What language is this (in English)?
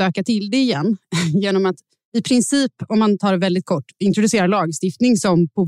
Swedish